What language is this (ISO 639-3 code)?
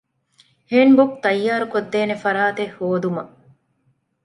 div